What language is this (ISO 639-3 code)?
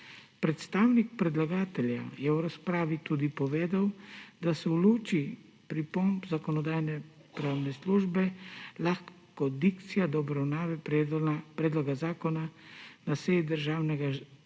slv